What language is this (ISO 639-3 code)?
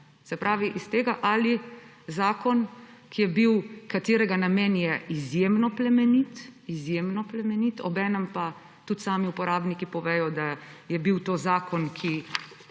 slv